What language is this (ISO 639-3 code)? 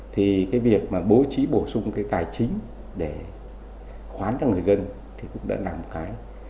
vie